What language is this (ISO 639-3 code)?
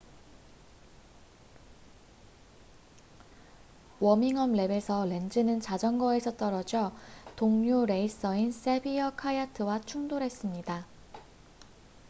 kor